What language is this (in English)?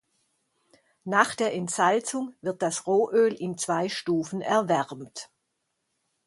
German